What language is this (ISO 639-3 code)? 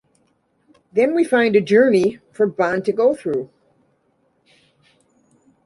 eng